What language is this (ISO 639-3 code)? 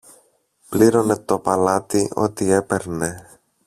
ell